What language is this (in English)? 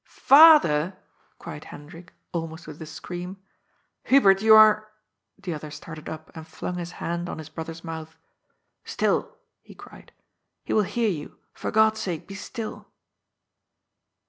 English